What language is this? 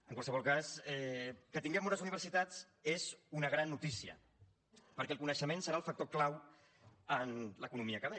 Catalan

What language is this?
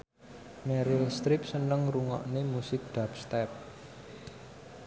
Javanese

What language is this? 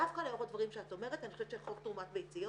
Hebrew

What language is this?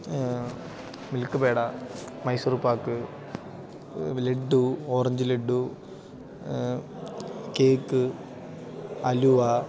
Malayalam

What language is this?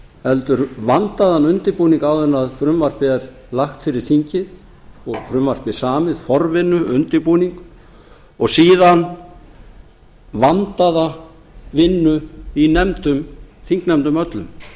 Icelandic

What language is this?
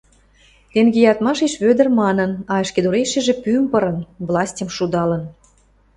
Western Mari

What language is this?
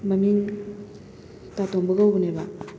Manipuri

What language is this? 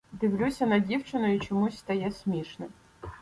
Ukrainian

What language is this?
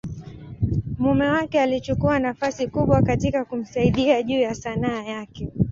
Swahili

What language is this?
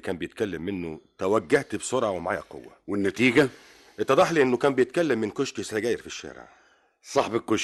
Arabic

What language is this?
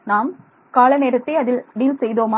Tamil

